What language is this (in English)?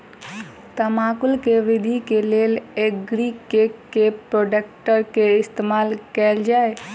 Maithili